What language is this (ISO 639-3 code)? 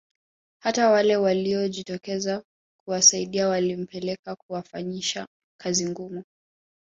swa